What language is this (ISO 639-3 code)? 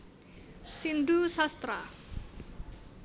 jav